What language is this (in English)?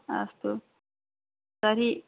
Sanskrit